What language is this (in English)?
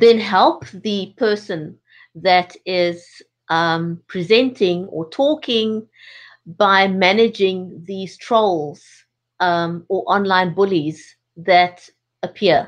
English